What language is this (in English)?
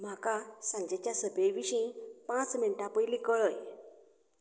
Konkani